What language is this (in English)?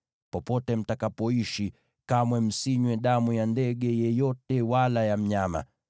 Swahili